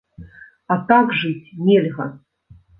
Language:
Belarusian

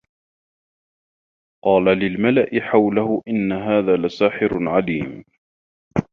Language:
Arabic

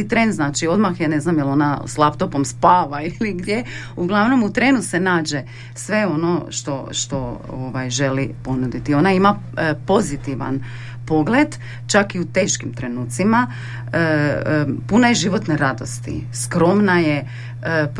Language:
Croatian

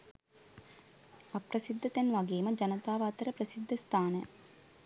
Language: Sinhala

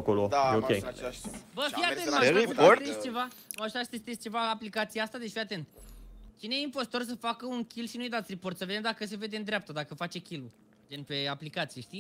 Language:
Romanian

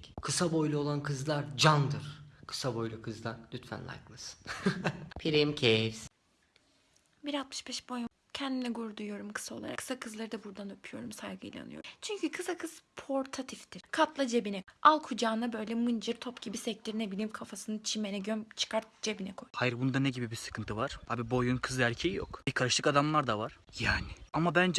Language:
Turkish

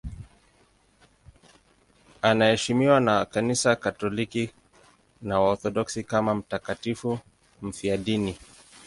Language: Swahili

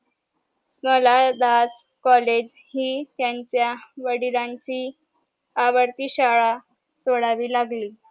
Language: Marathi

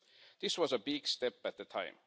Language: English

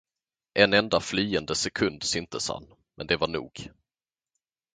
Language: Swedish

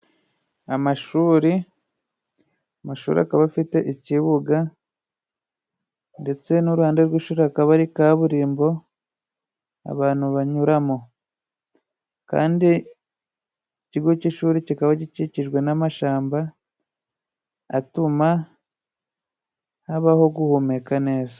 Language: Kinyarwanda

